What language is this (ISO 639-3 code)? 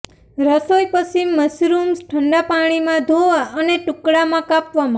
guj